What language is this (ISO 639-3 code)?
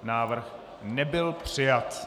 ces